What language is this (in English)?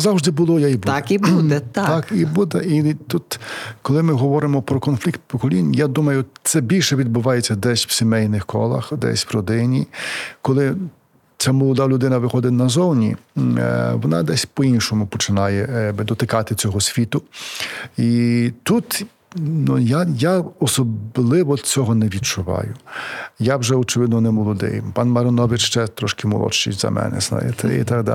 Ukrainian